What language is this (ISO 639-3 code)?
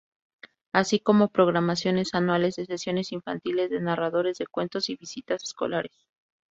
spa